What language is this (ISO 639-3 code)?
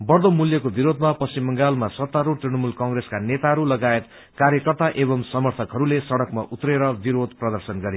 nep